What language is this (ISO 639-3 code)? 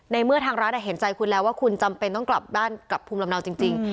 tha